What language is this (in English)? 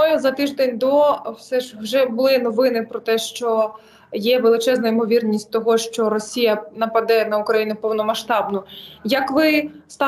Ukrainian